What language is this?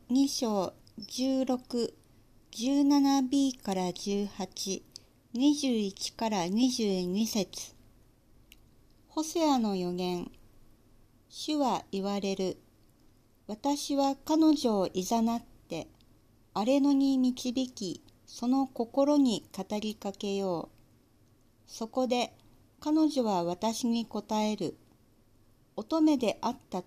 Japanese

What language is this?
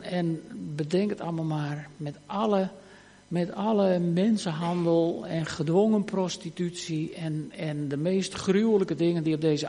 Dutch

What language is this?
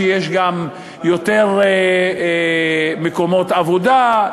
Hebrew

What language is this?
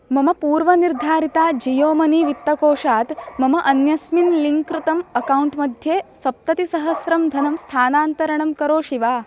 Sanskrit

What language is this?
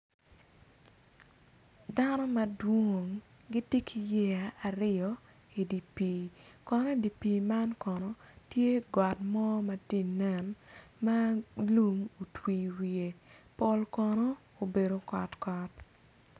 Acoli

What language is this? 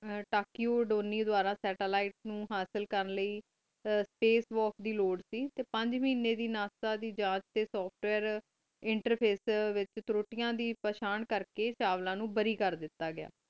Punjabi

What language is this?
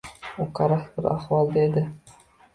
Uzbek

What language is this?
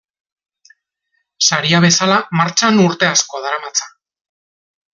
Basque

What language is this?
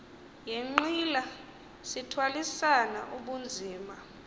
Xhosa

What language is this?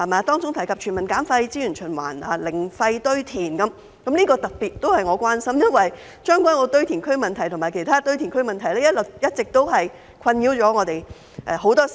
Cantonese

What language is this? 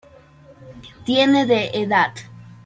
Spanish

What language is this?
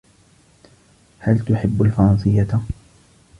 Arabic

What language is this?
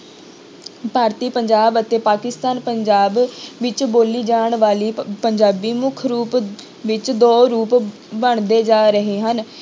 Punjabi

